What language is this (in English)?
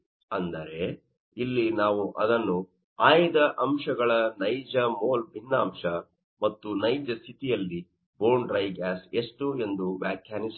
Kannada